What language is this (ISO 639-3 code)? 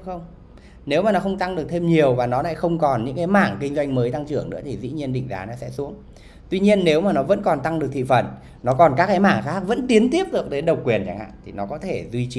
vie